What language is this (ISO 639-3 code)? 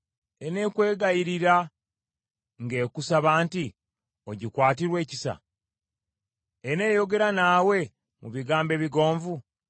lug